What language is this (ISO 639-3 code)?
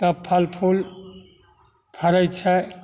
mai